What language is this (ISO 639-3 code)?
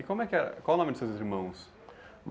por